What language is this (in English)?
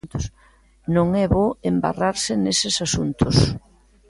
Galician